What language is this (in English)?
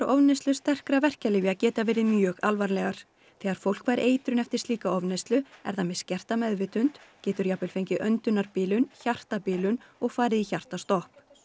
Icelandic